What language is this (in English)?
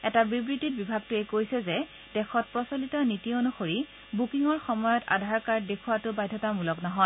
Assamese